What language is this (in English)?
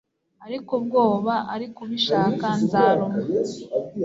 Kinyarwanda